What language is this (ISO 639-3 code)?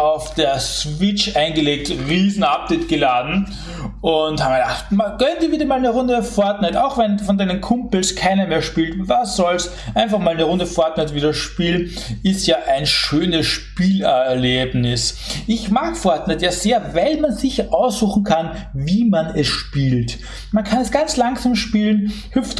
deu